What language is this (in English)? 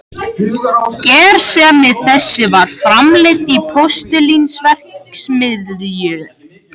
Icelandic